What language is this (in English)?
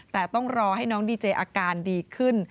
Thai